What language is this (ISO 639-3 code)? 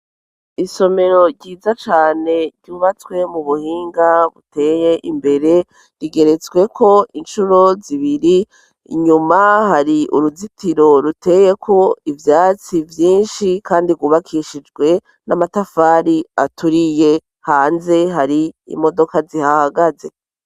run